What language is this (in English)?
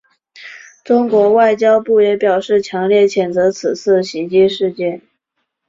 Chinese